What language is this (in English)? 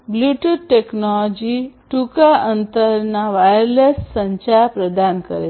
Gujarati